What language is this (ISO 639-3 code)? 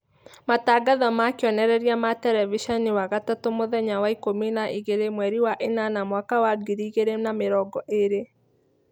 kik